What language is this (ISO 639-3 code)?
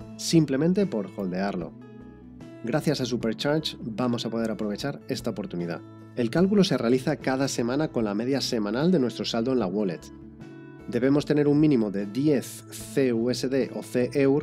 spa